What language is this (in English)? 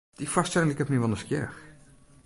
Western Frisian